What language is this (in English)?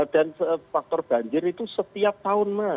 Indonesian